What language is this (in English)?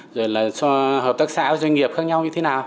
Vietnamese